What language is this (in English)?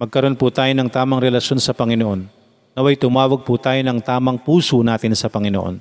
Filipino